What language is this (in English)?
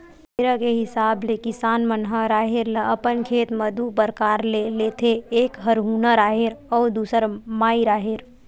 Chhattisgarhi